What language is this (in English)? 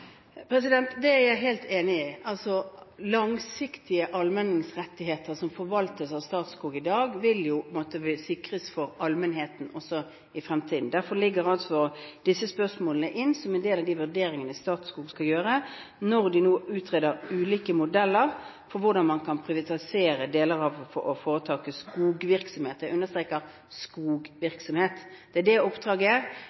Norwegian Bokmål